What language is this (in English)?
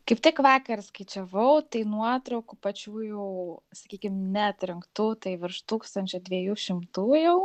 Lithuanian